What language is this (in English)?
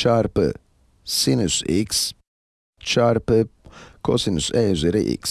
Turkish